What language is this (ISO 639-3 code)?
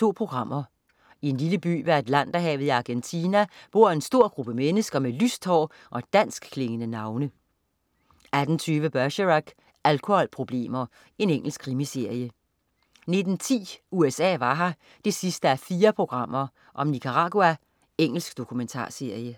dan